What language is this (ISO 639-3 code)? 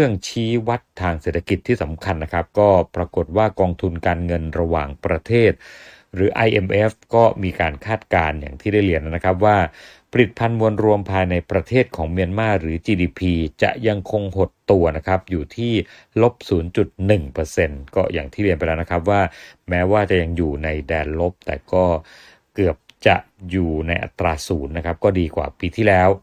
tha